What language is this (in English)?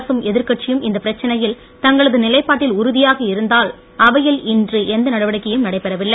Tamil